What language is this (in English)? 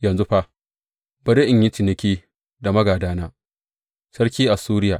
Hausa